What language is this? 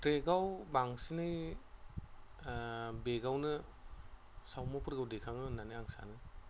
Bodo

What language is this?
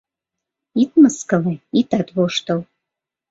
Mari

